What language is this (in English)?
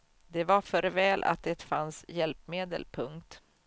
Swedish